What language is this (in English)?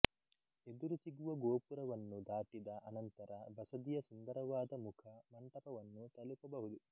Kannada